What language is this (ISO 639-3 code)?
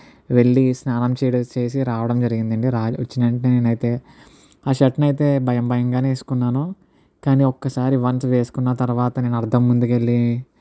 tel